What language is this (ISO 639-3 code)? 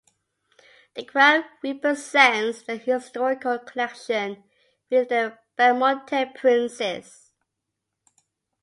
eng